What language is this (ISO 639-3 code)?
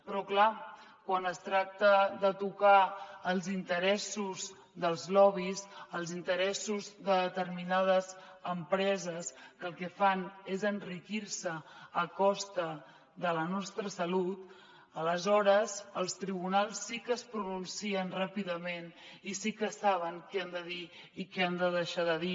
cat